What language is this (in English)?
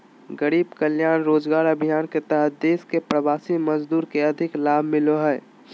Magahi